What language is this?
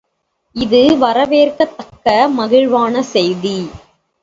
Tamil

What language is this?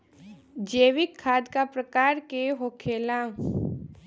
Bhojpuri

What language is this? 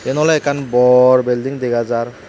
Chakma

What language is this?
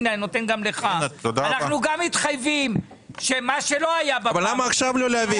Hebrew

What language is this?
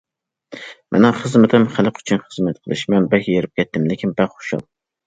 Uyghur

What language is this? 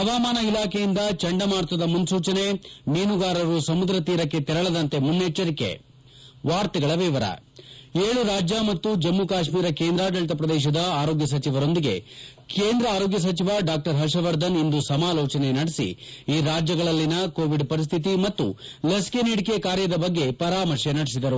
Kannada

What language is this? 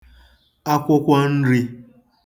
Igbo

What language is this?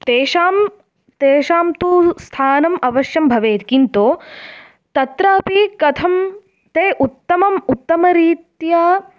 Sanskrit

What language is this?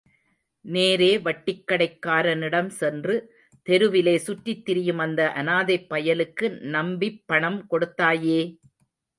Tamil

